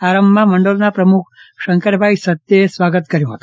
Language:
Gujarati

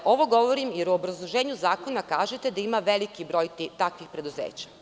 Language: Serbian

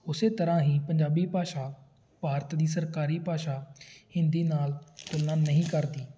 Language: Punjabi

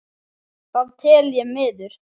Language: Icelandic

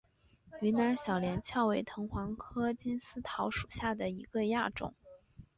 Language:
Chinese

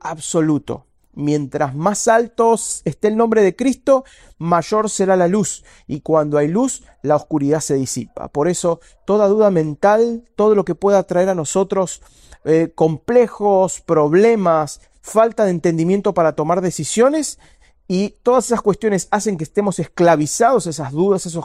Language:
Spanish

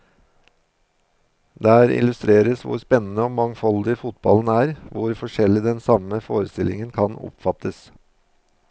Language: Norwegian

